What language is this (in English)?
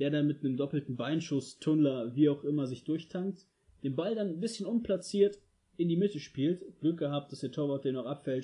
German